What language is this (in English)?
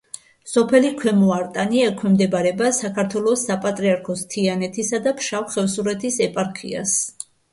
Georgian